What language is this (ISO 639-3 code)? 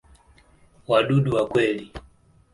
swa